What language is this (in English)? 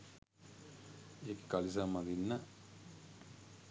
Sinhala